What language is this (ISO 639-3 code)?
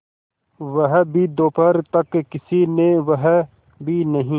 hin